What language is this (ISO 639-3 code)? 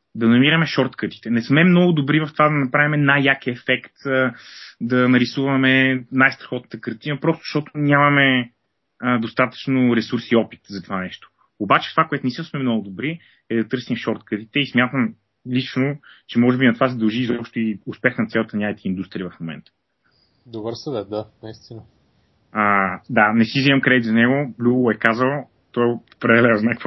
bul